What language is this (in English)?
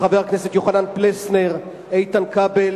Hebrew